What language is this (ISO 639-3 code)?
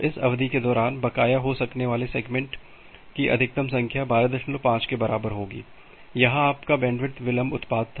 hin